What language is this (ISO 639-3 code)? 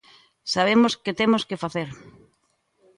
glg